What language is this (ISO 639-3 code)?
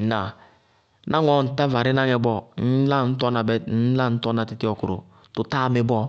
bqg